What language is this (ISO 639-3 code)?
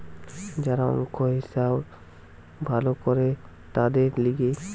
ben